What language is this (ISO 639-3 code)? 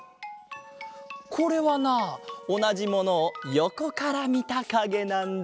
jpn